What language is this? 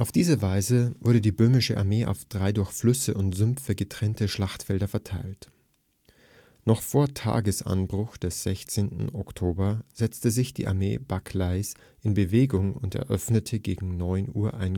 German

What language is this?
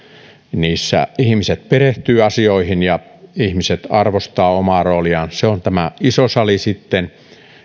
Finnish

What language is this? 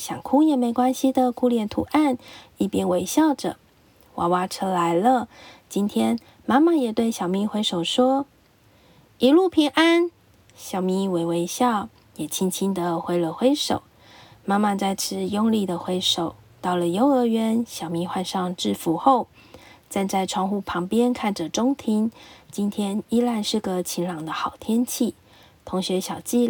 Chinese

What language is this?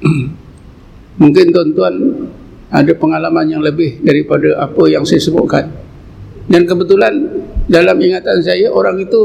Malay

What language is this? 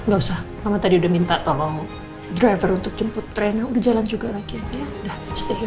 Indonesian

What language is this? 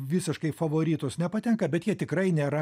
Lithuanian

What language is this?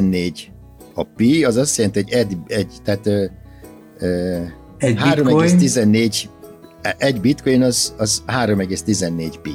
Hungarian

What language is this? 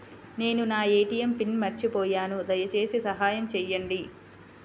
Telugu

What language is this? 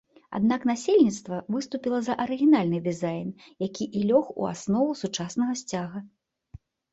Belarusian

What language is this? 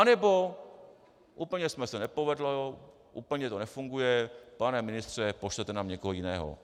Czech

